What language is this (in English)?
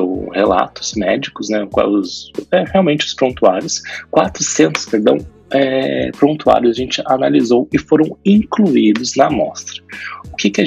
Portuguese